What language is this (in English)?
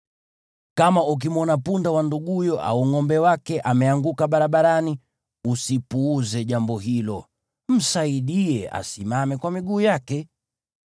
Swahili